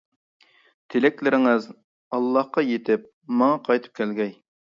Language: Uyghur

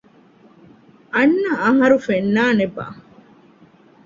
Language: Divehi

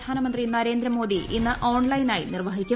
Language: Malayalam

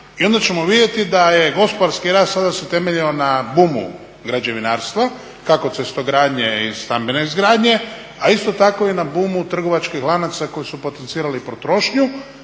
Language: Croatian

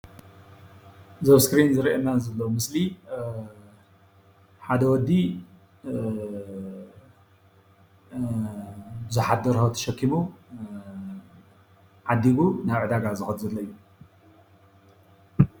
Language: Tigrinya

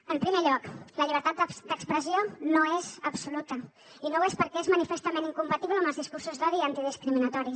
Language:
Catalan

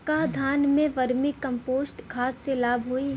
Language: Bhojpuri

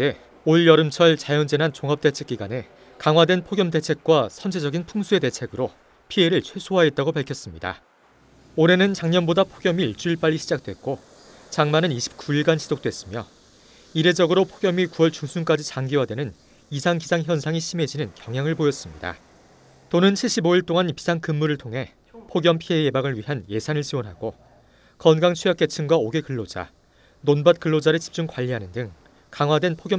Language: Korean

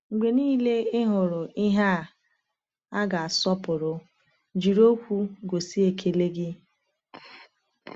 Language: Igbo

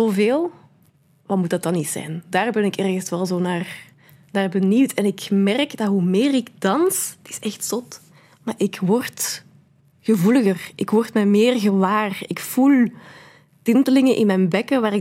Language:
Dutch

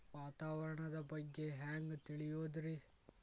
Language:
Kannada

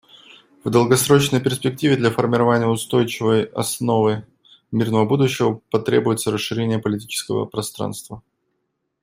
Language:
Russian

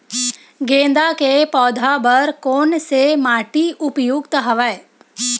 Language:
Chhattisgarhi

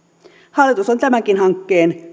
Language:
Finnish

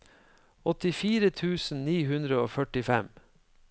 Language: Norwegian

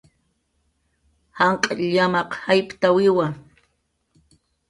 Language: Jaqaru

